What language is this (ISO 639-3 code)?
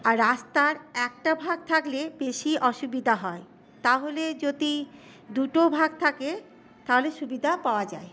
ben